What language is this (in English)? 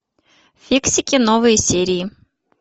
Russian